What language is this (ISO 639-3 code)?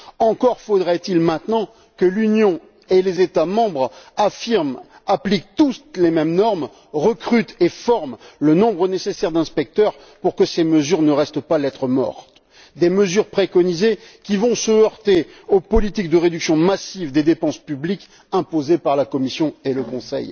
fra